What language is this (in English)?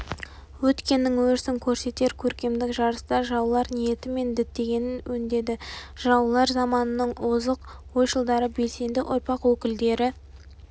Kazakh